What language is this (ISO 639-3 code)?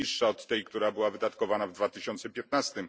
pol